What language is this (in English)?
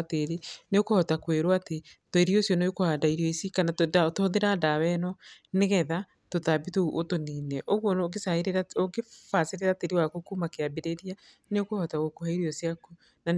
Kikuyu